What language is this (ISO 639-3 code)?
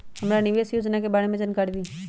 mag